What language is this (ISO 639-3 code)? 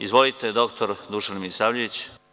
srp